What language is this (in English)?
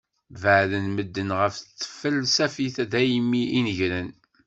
Kabyle